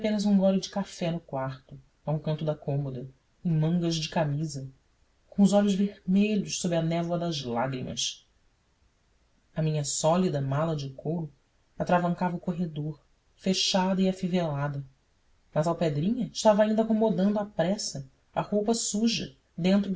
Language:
Portuguese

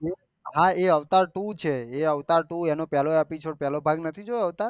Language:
Gujarati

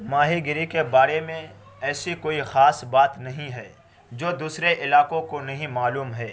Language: Urdu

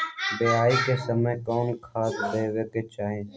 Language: Magahi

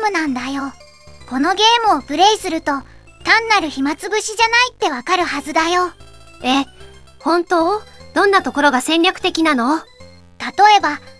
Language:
Japanese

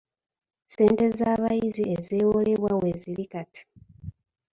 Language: Ganda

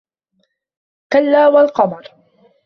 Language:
Arabic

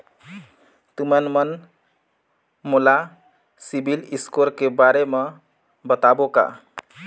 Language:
Chhattisgarhi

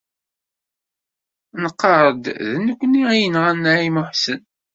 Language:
Kabyle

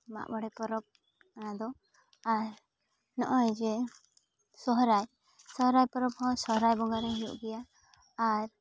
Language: Santali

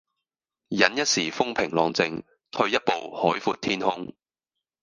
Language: Cantonese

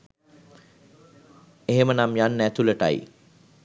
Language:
Sinhala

